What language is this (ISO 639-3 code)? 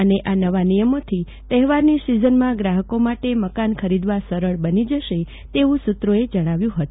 guj